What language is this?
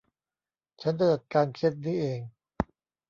Thai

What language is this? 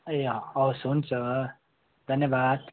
Nepali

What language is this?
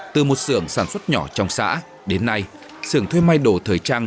Vietnamese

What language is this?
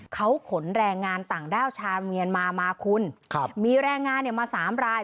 Thai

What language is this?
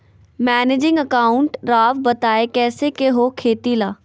Magahi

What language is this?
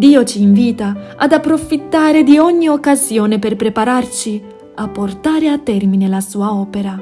Italian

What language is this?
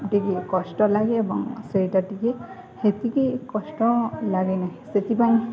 Odia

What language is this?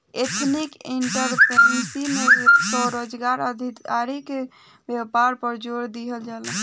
Bhojpuri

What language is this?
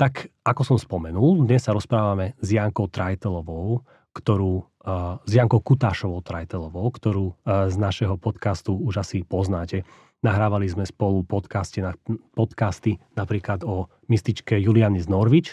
Slovak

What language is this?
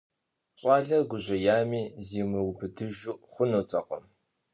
Kabardian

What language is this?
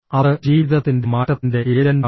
Malayalam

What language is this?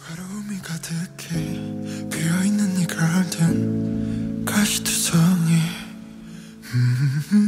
Korean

